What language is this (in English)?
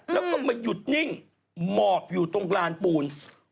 Thai